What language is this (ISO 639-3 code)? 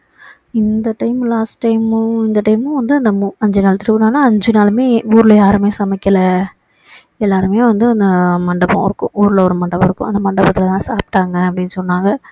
tam